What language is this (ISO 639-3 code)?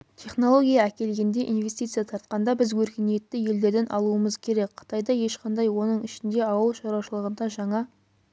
kaz